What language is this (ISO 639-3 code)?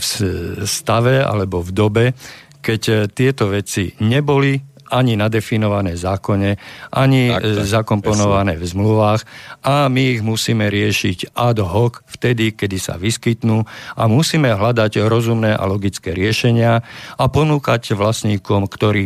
slk